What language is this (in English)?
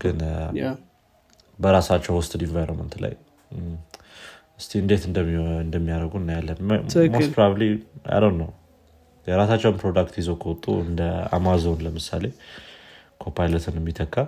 Amharic